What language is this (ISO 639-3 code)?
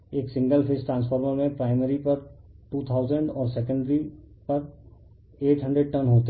hin